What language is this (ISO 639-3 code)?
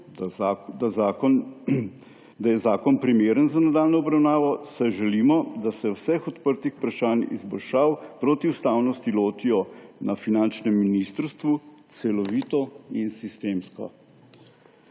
slv